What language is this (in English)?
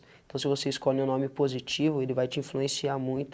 Portuguese